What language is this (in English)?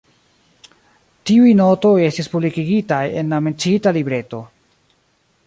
Esperanto